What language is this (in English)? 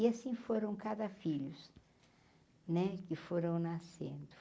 Portuguese